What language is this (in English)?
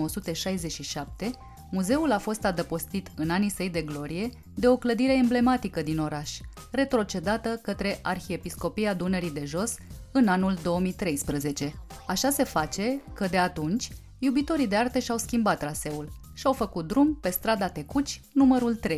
Romanian